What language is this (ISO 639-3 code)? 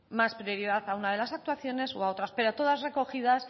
spa